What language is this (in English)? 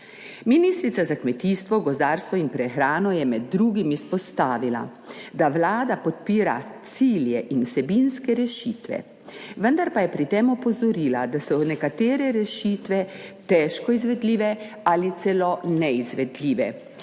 Slovenian